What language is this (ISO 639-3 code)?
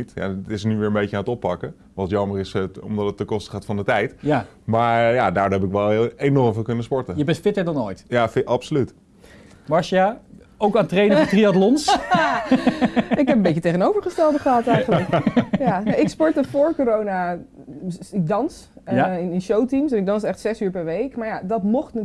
nld